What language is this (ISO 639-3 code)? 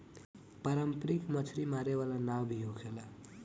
bho